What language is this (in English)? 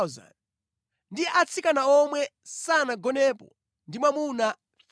Nyanja